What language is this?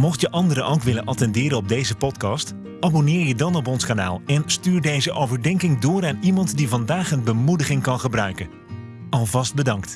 Dutch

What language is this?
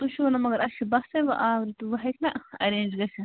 Kashmiri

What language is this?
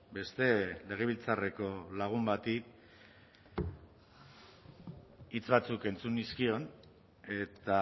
Basque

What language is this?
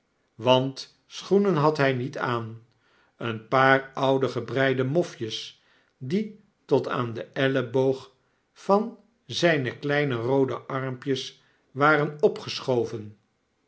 Dutch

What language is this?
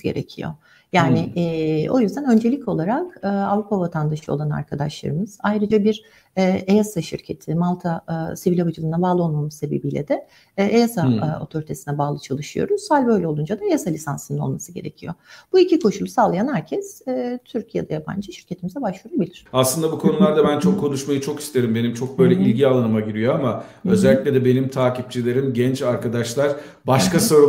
Turkish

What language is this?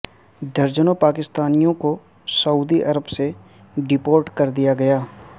Urdu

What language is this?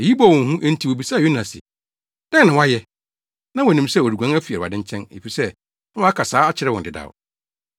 Akan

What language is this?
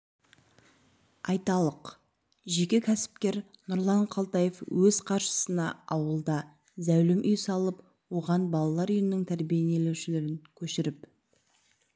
Kazakh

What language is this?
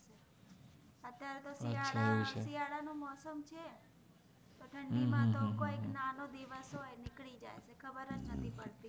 Gujarati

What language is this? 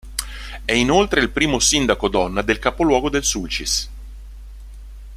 Italian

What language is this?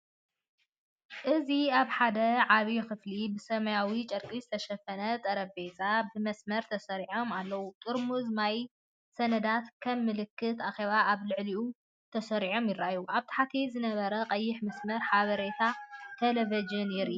Tigrinya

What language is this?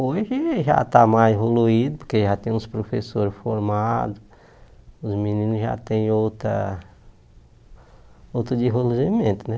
Portuguese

